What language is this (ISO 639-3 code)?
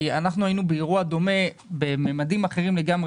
heb